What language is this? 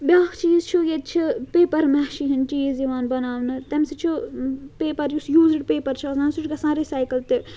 Kashmiri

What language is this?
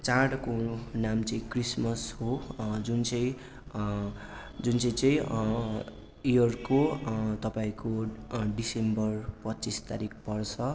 Nepali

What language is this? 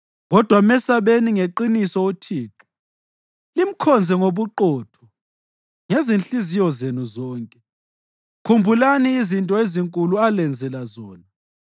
North Ndebele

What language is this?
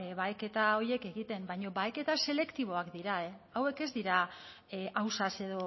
Basque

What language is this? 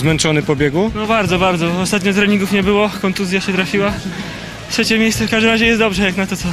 Polish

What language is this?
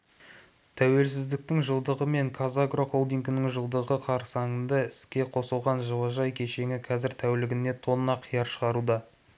Kazakh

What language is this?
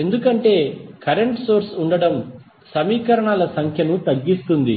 Telugu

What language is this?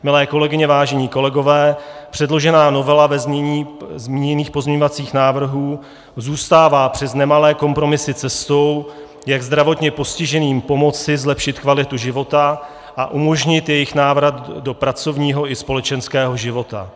Czech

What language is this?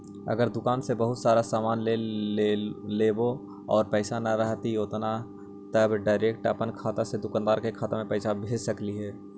Magahi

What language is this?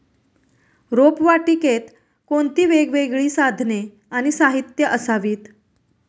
Marathi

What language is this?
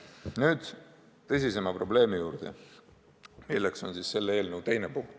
Estonian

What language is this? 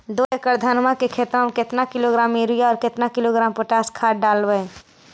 Magahi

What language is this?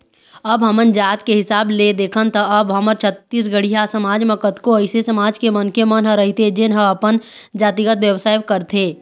Chhattisgarhi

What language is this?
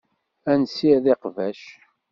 Kabyle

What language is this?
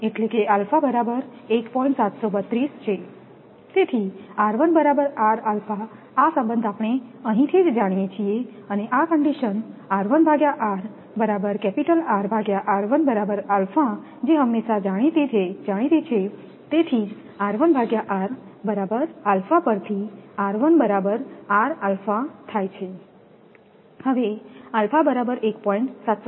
Gujarati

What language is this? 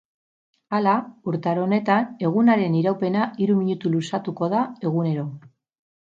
Basque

